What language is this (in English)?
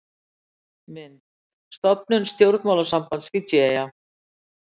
Icelandic